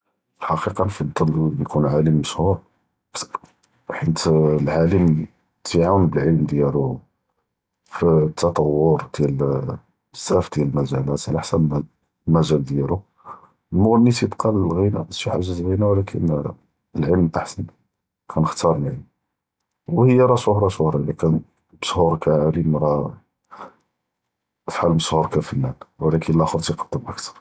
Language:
Judeo-Arabic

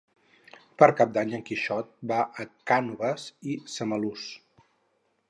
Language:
Catalan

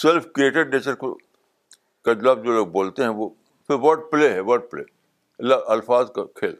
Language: Urdu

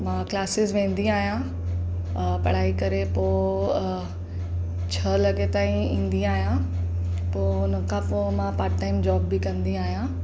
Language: Sindhi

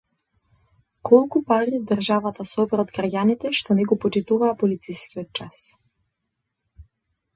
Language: Macedonian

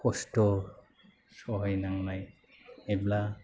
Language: Bodo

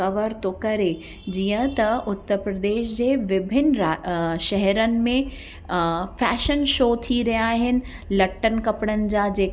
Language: Sindhi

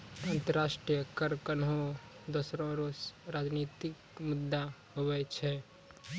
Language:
Maithili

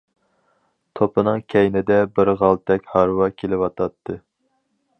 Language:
Uyghur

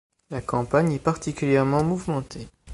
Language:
French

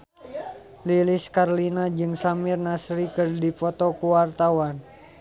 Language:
Sundanese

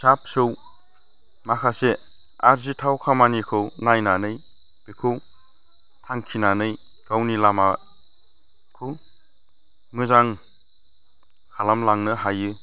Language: Bodo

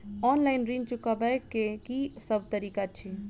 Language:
Maithili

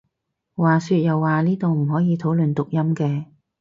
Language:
Cantonese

